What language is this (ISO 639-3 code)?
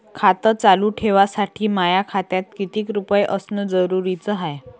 mar